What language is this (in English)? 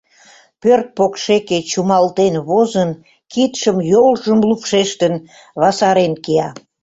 Mari